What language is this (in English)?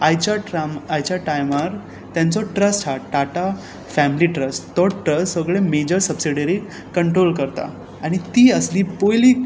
Konkani